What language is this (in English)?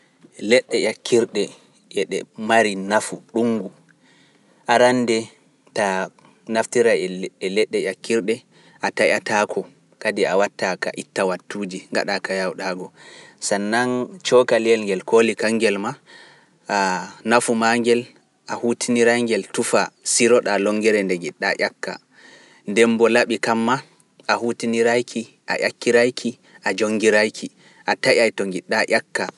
Pular